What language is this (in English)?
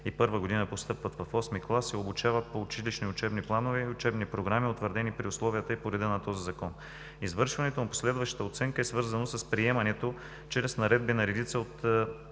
Bulgarian